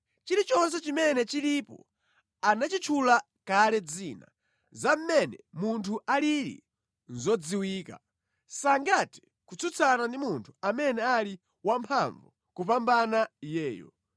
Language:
Nyanja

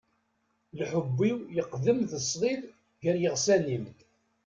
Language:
Kabyle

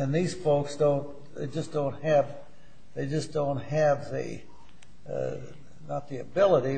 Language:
English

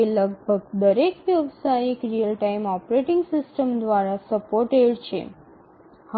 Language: Gujarati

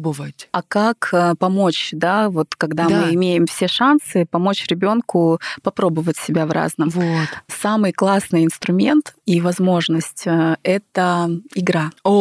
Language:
Russian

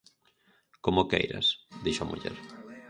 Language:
Galician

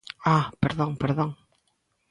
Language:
Galician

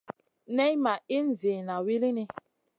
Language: Masana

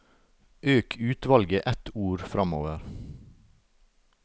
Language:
Norwegian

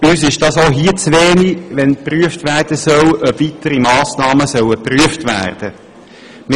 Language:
Swiss German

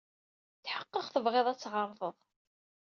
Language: Kabyle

